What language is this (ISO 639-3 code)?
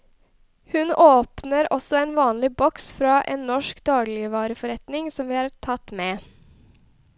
nor